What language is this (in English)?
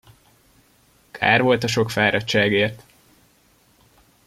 Hungarian